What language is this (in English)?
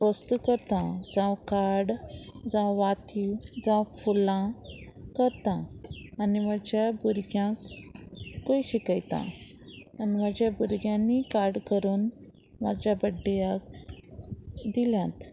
Konkani